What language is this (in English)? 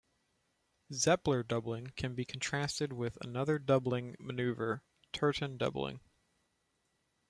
English